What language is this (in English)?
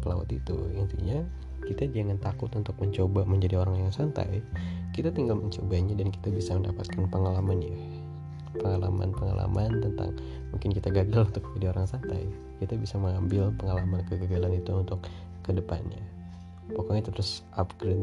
Indonesian